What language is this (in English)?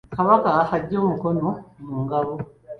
Ganda